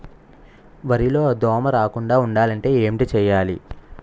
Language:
Telugu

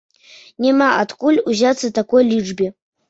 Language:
Belarusian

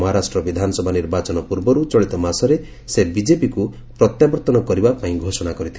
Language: Odia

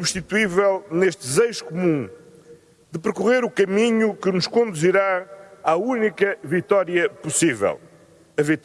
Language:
Portuguese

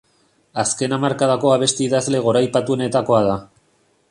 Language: Basque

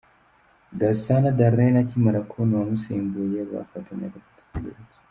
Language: Kinyarwanda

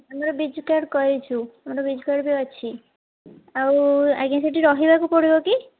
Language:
Odia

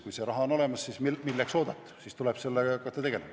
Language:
Estonian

